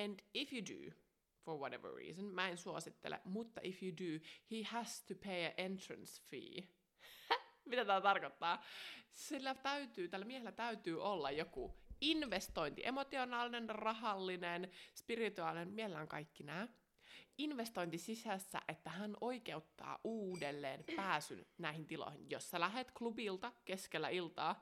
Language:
Finnish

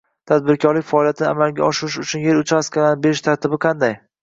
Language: Uzbek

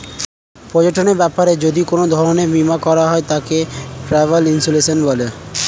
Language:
Bangla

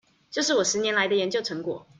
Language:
Chinese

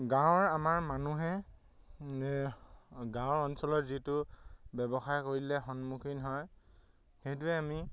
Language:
Assamese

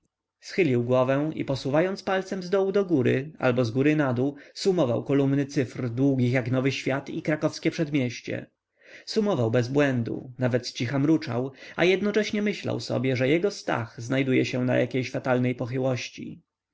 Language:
Polish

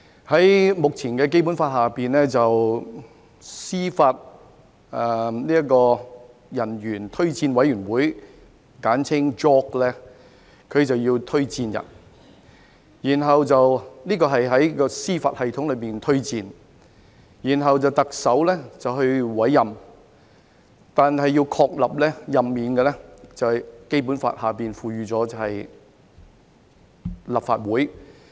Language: Cantonese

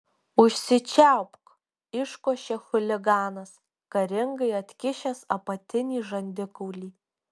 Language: Lithuanian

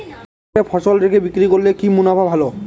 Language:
Bangla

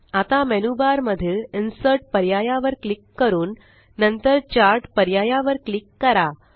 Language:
Marathi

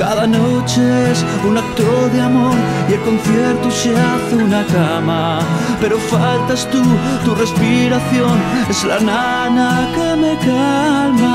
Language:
Spanish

